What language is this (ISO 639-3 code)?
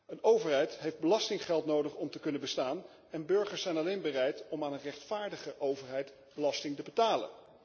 nld